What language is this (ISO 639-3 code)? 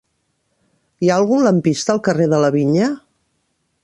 cat